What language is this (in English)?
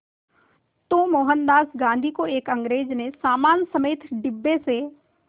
Hindi